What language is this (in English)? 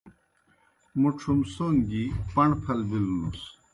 Kohistani Shina